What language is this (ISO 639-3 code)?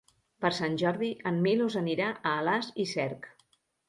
cat